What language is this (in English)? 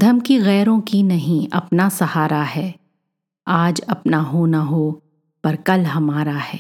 Hindi